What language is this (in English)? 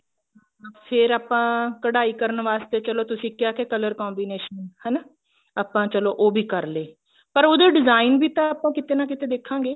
Punjabi